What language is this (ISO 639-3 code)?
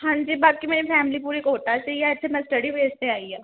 pan